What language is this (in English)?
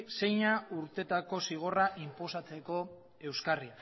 Basque